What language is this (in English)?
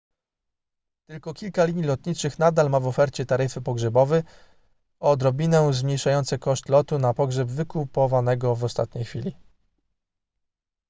Polish